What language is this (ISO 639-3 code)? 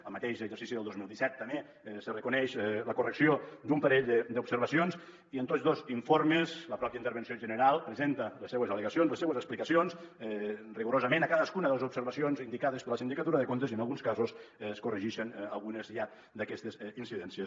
cat